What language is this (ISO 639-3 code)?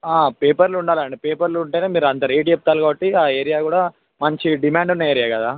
tel